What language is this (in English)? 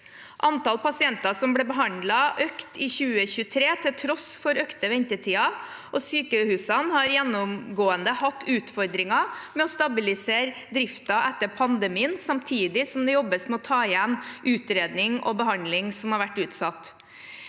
Norwegian